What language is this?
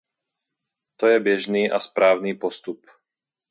Czech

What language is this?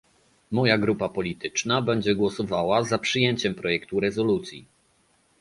Polish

